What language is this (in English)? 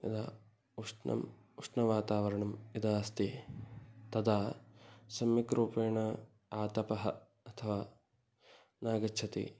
Sanskrit